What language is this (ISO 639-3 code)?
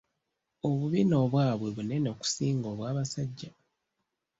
lug